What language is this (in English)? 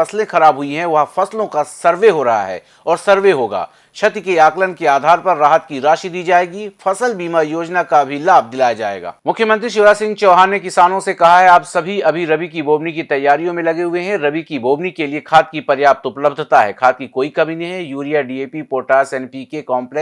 Hindi